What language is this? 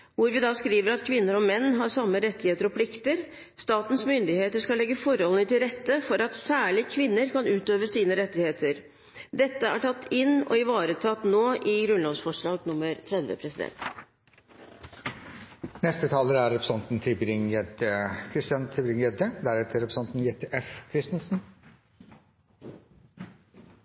Norwegian Bokmål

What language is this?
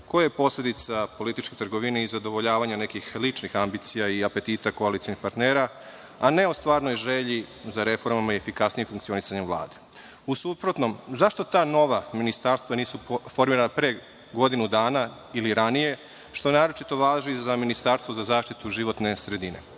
Serbian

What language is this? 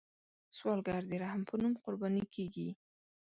Pashto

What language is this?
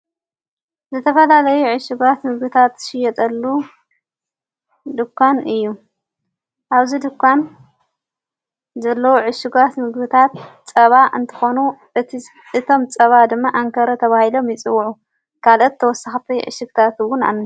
Tigrinya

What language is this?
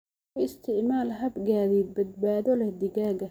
Somali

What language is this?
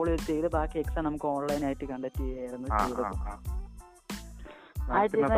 Malayalam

